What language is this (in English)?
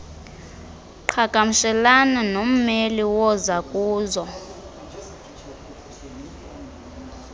Xhosa